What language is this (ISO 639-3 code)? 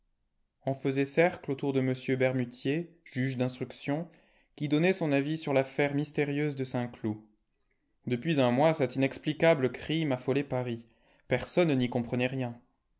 fra